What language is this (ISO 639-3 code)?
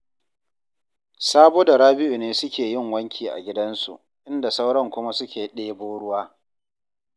hau